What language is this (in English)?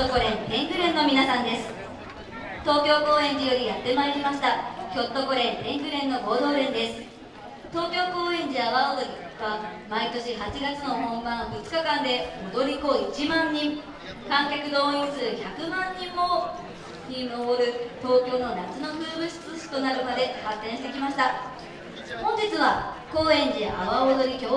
Japanese